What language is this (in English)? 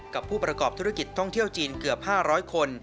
Thai